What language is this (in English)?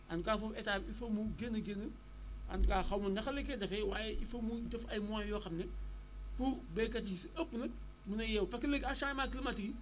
Wolof